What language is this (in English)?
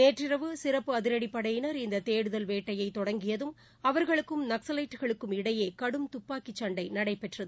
Tamil